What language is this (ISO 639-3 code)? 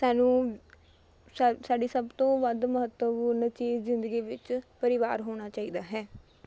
pan